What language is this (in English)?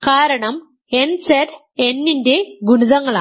Malayalam